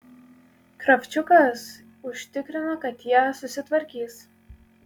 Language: Lithuanian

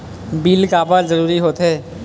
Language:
Chhattisgarhi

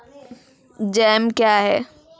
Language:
Maithili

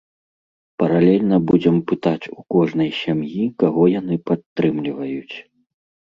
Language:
Belarusian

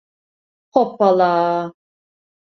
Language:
Turkish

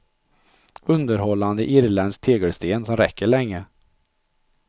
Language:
Swedish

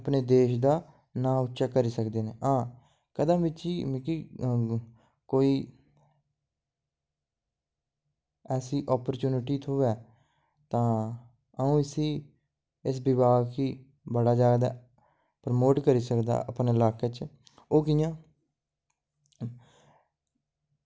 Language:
Dogri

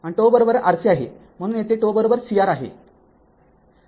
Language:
Marathi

